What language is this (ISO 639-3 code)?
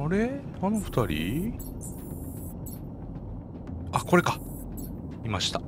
jpn